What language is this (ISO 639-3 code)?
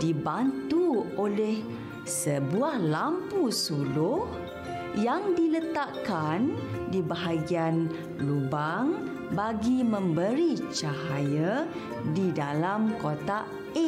msa